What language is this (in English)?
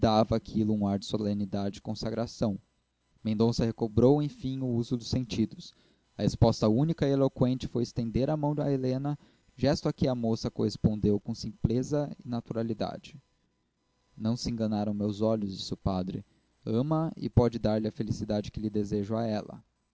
Portuguese